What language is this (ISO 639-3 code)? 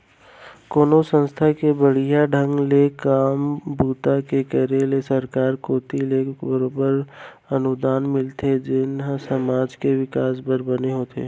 hne